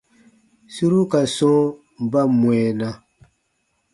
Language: Baatonum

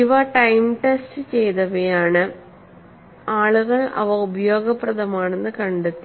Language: Malayalam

